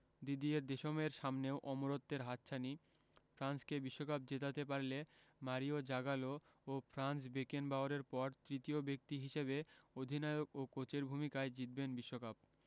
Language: Bangla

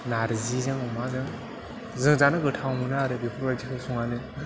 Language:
Bodo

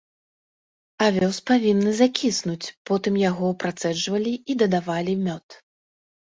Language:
Belarusian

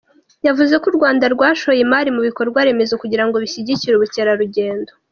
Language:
Kinyarwanda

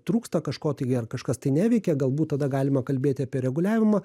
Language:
Lithuanian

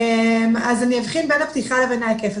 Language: Hebrew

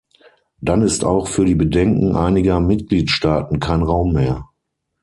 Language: German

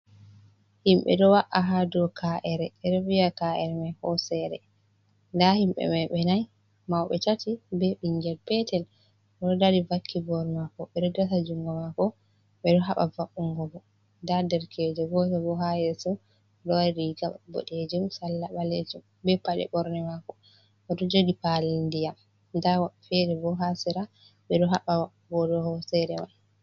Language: Fula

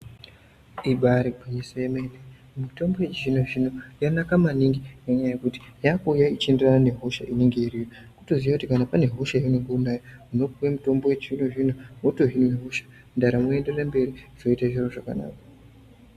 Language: Ndau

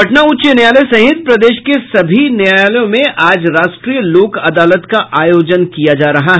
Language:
Hindi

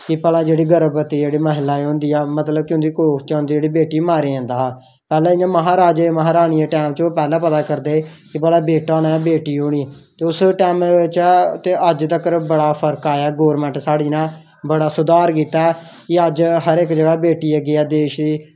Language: Dogri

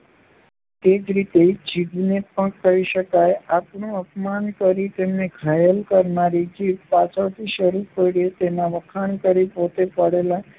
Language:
Gujarati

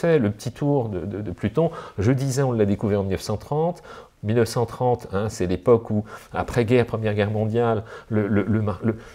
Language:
French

